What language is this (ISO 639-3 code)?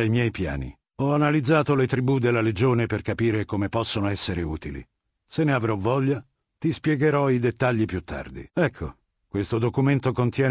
ita